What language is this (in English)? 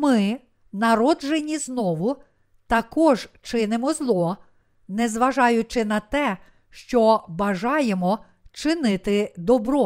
Ukrainian